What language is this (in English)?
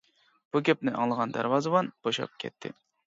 Uyghur